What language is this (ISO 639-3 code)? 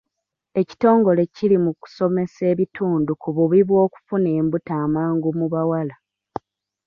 lug